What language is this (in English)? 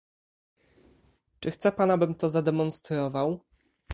Polish